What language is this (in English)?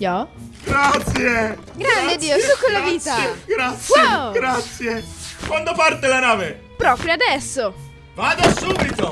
Italian